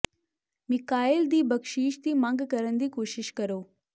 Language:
Punjabi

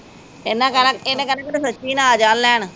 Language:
Punjabi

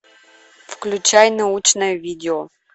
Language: Russian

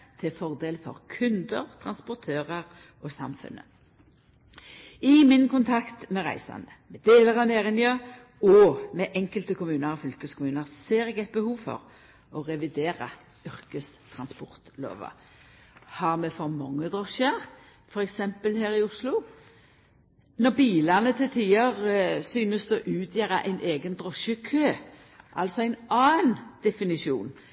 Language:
Norwegian Nynorsk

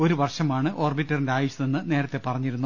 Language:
Malayalam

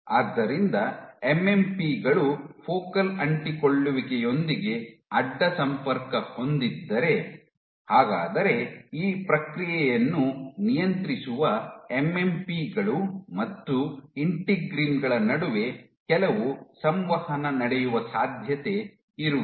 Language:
Kannada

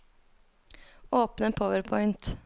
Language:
Norwegian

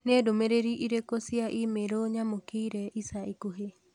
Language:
Kikuyu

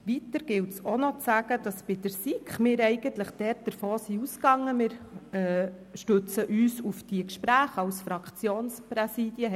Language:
Swiss German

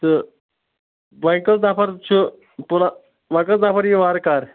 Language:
Kashmiri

